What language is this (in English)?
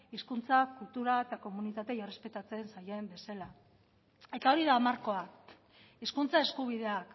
Basque